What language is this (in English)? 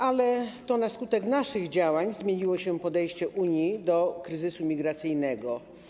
Polish